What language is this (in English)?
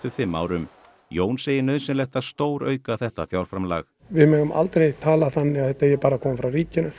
Icelandic